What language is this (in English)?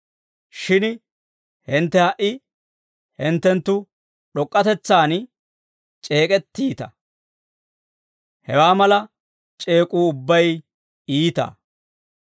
Dawro